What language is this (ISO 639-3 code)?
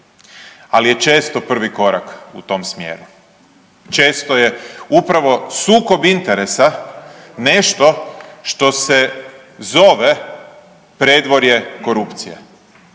hrv